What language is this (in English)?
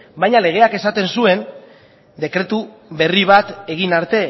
Basque